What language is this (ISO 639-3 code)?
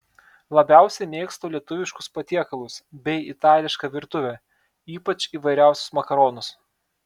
lit